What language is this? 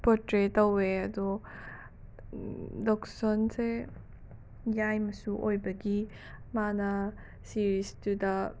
Manipuri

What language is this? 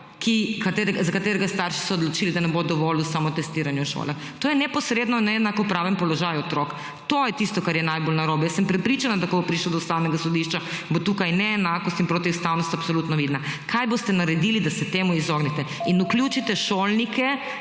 Slovenian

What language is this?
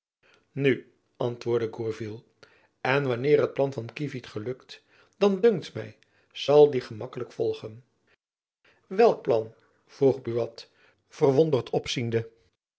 Dutch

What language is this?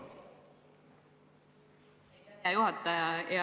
Estonian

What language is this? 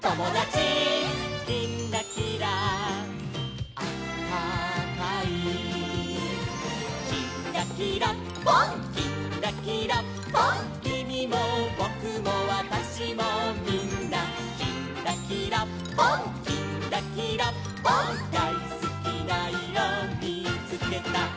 Japanese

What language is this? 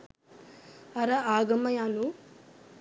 Sinhala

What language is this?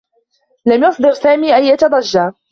Arabic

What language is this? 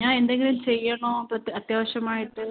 Malayalam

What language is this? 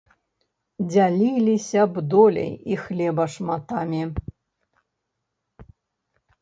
Belarusian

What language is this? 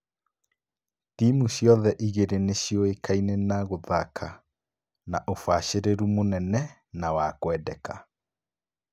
Kikuyu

